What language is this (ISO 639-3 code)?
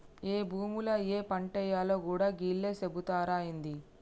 tel